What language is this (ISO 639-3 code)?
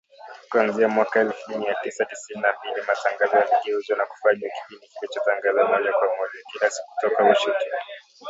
swa